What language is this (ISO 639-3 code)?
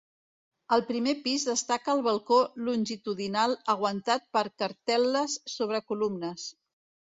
cat